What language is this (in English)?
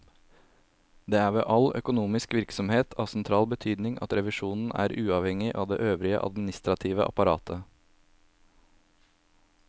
Norwegian